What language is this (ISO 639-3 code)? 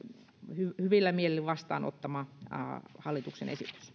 fin